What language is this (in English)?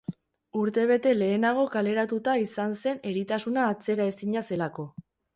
Basque